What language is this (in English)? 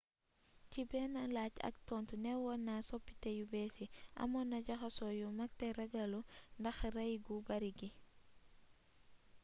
Wolof